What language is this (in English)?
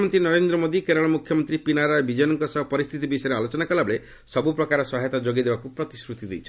Odia